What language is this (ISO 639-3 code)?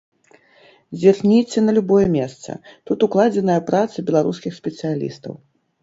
bel